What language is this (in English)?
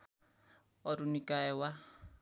Nepali